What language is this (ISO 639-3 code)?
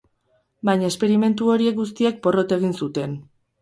eus